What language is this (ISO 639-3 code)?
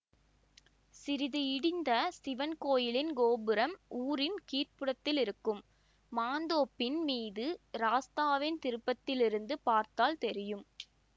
tam